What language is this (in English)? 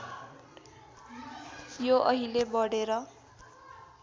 Nepali